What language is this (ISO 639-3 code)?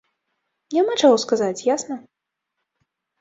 bel